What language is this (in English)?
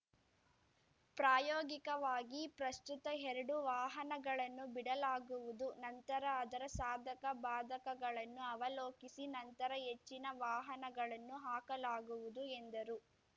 Kannada